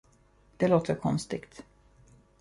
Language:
Swedish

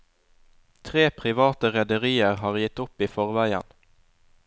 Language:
Norwegian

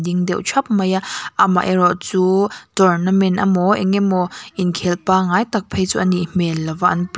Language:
Mizo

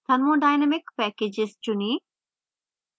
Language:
Hindi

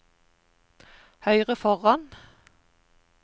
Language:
Norwegian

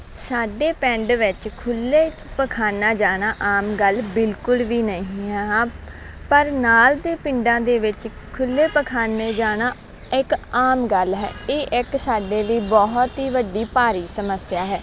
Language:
Punjabi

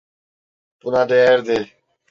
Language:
Turkish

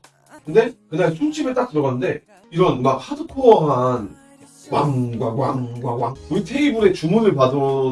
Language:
Korean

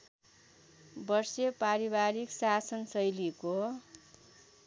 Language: Nepali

